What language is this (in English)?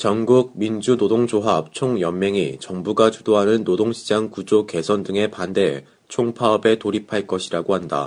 Korean